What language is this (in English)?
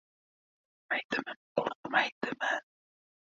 Uzbek